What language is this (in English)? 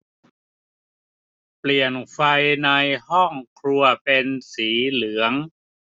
Thai